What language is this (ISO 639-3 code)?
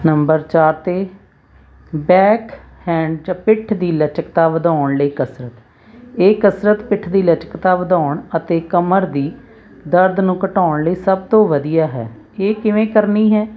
pan